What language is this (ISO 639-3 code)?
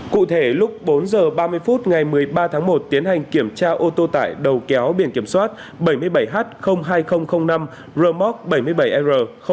vie